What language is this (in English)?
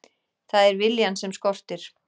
Icelandic